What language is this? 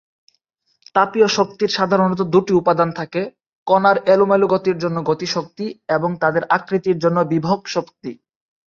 Bangla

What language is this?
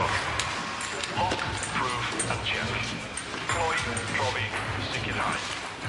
Welsh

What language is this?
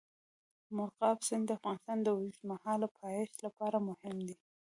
Pashto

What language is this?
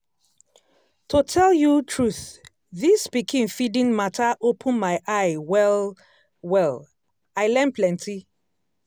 Nigerian Pidgin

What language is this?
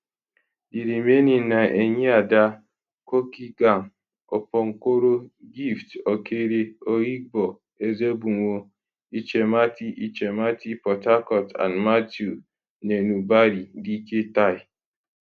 Nigerian Pidgin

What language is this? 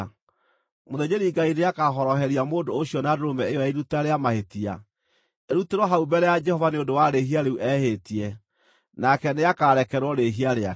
Kikuyu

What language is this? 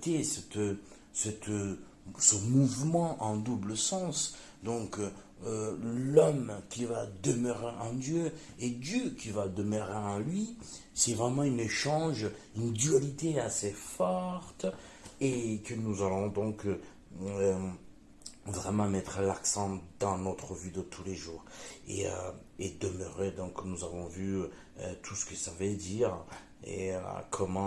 French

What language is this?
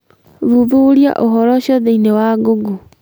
Kikuyu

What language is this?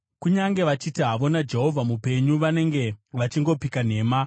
Shona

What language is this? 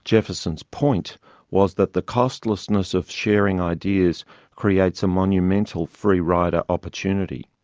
English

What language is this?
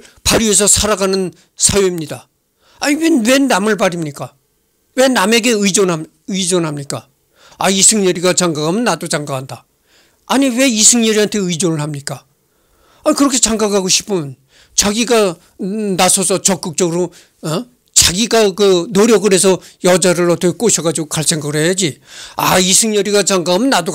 Korean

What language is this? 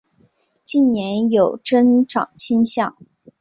Chinese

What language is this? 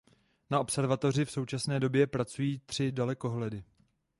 Czech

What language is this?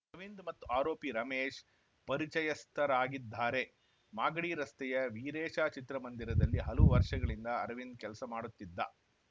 Kannada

